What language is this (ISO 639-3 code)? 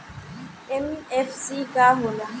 bho